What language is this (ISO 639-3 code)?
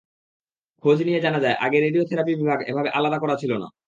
ben